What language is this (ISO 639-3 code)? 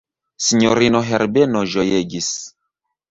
epo